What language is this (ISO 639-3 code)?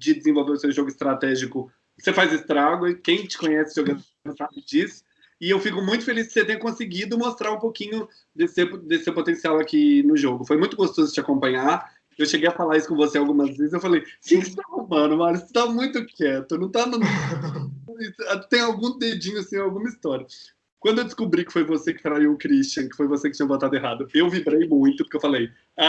por